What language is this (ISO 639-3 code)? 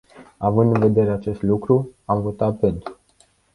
ron